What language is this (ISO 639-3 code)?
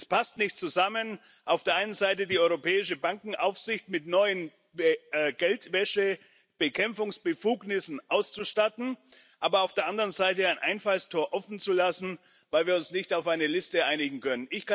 deu